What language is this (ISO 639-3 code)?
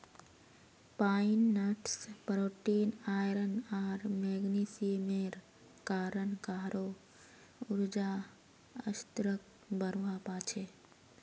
mag